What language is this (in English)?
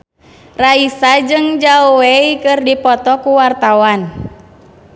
Sundanese